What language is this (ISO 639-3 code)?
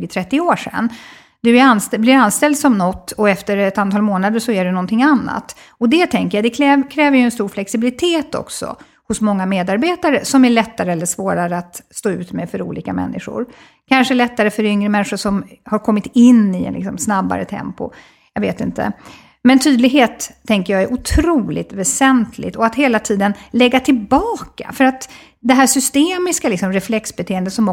swe